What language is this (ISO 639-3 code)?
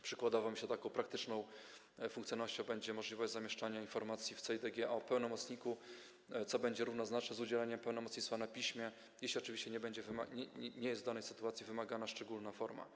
pol